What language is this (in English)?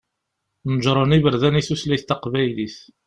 Kabyle